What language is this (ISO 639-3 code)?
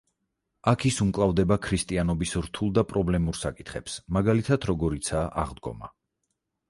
kat